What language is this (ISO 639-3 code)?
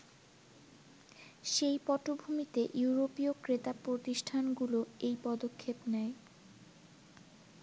ben